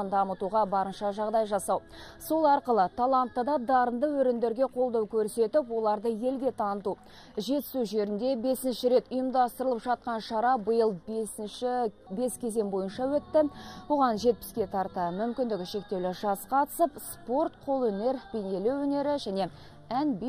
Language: Russian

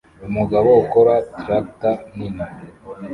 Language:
Kinyarwanda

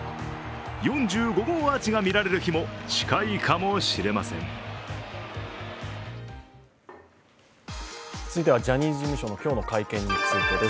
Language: Japanese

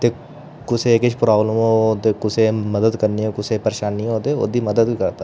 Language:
Dogri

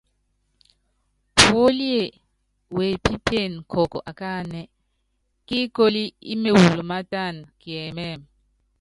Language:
Yangben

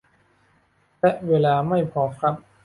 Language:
Thai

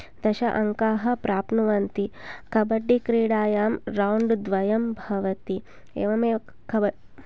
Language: Sanskrit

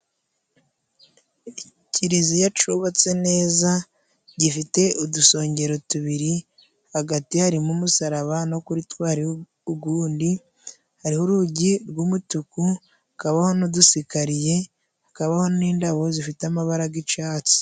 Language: Kinyarwanda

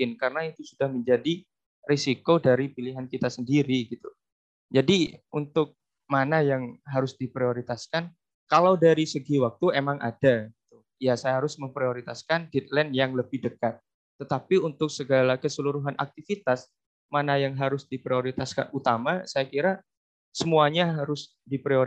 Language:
Indonesian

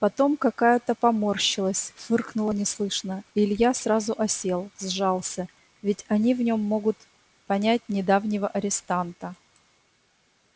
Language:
Russian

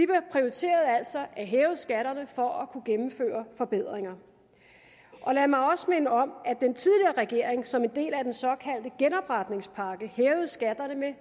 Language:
Danish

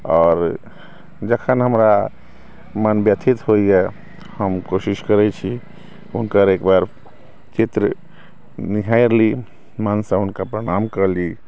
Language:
Maithili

